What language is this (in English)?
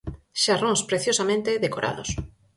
Galician